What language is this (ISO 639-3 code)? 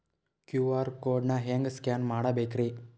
kan